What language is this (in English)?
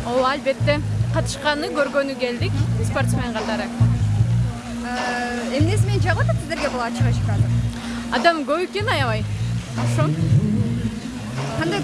Turkish